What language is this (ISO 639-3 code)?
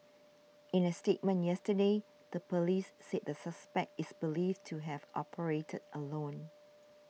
eng